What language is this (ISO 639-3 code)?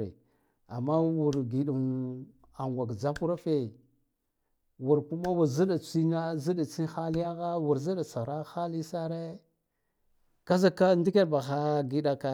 gdf